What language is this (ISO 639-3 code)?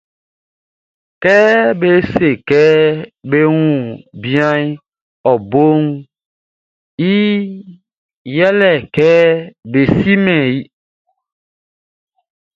bci